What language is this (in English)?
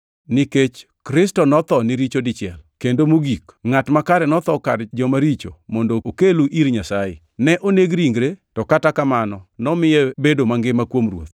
Luo (Kenya and Tanzania)